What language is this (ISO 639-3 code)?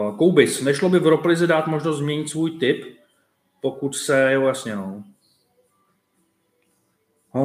ces